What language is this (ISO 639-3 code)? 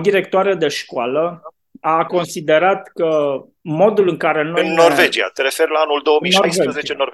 ron